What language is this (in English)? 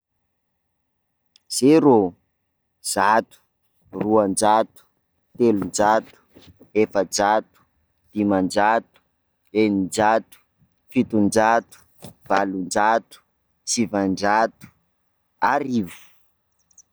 Sakalava Malagasy